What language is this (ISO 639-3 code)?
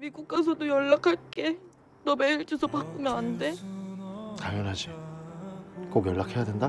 kor